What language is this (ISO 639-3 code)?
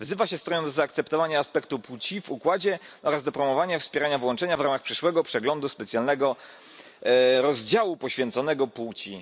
pol